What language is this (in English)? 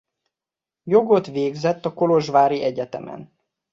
Hungarian